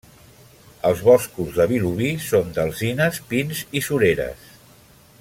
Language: Catalan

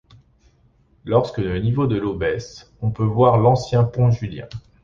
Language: French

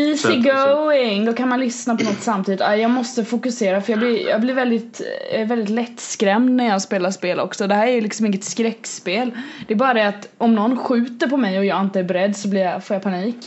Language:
Swedish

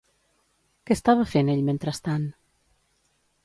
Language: Catalan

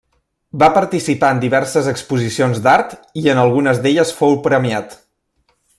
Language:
Catalan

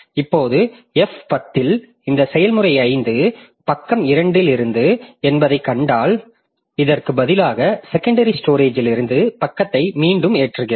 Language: Tamil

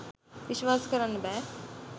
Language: Sinhala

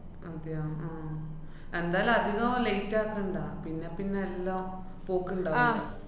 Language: Malayalam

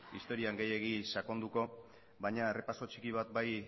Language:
Basque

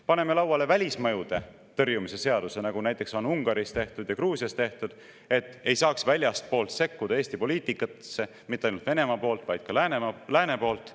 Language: Estonian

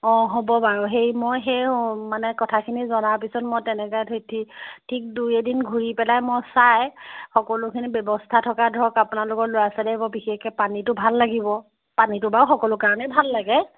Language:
Assamese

